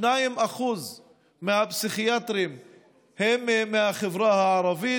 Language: Hebrew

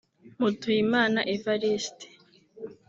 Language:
Kinyarwanda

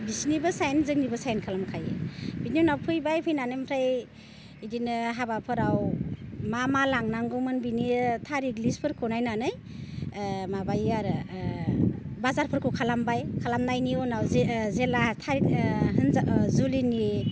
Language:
Bodo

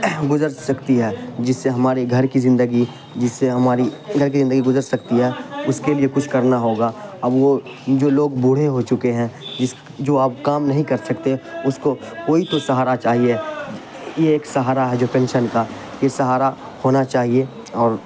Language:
Urdu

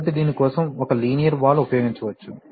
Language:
Telugu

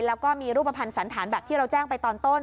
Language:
Thai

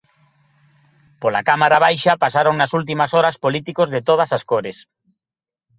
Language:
Galician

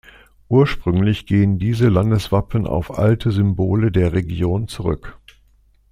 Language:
German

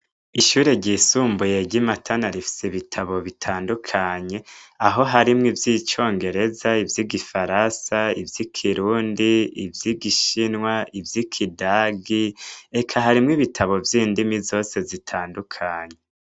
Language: Rundi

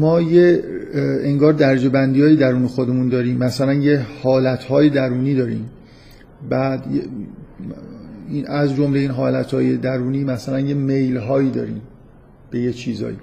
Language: Persian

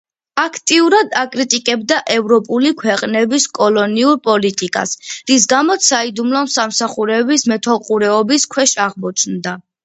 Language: Georgian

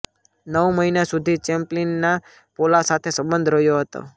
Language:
Gujarati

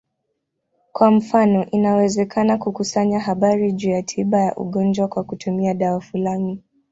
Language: Swahili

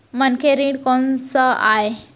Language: Chhattisgarhi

